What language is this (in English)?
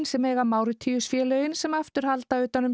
Icelandic